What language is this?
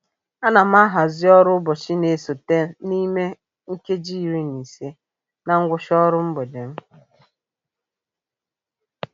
Igbo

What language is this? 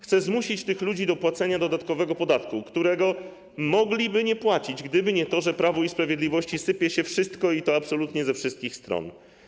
Polish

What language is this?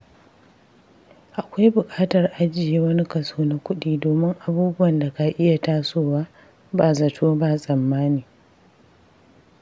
Hausa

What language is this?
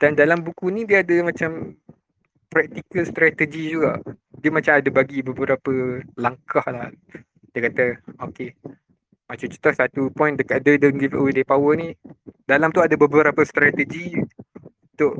Malay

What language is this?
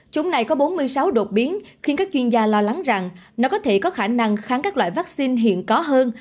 Vietnamese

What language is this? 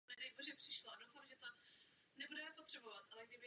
Czech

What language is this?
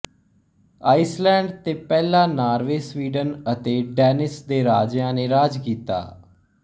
Punjabi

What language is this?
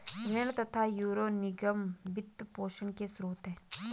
Hindi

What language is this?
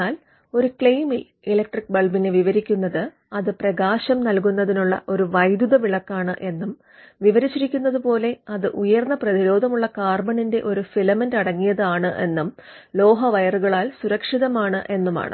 Malayalam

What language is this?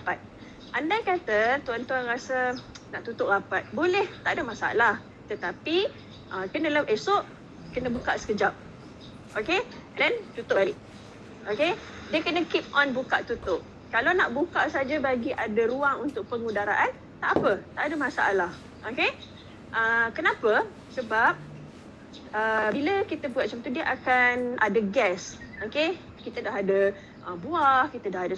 Malay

